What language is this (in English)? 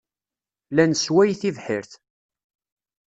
Kabyle